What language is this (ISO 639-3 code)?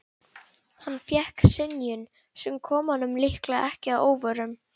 isl